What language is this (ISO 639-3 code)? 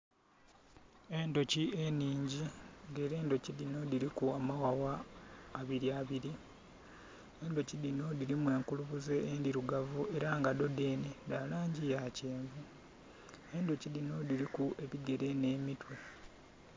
xog